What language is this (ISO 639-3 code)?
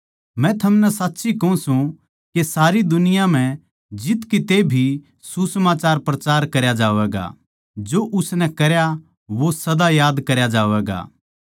bgc